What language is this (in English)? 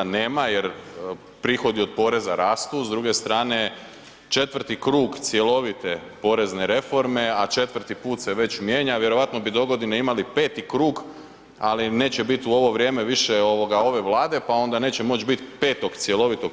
Croatian